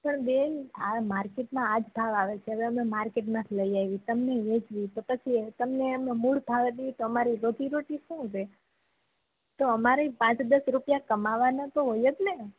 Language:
Gujarati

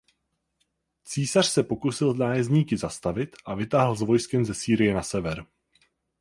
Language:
Czech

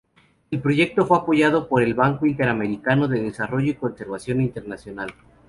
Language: Spanish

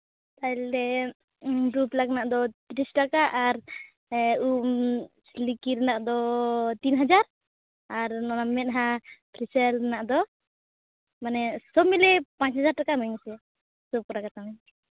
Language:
Santali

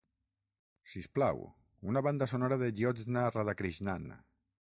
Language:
Catalan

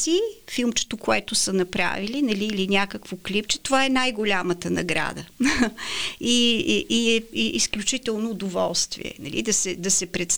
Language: Bulgarian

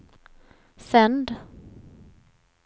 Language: Swedish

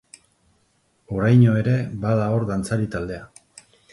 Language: Basque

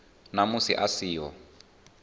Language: Venda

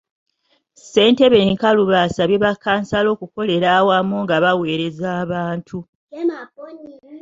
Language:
Ganda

